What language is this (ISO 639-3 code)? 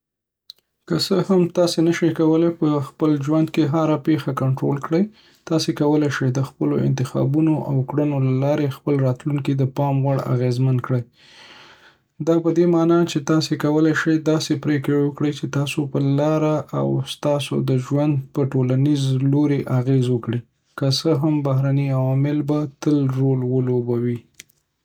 pus